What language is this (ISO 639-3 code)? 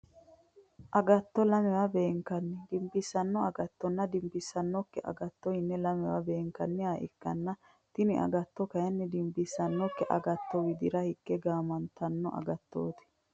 sid